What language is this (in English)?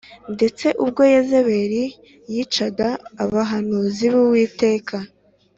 Kinyarwanda